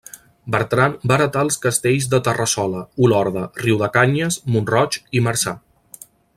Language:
Catalan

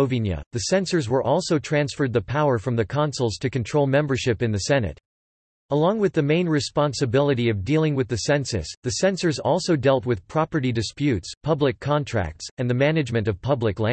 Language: English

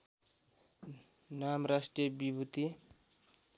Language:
Nepali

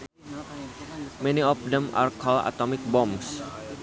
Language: Sundanese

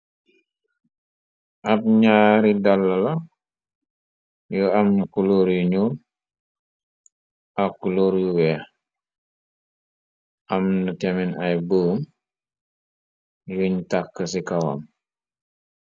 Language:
Wolof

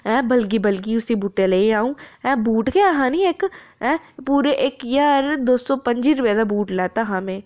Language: Dogri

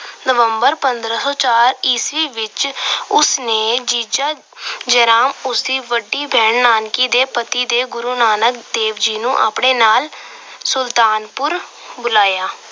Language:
Punjabi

